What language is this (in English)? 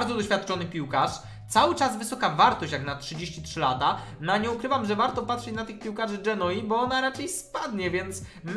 Polish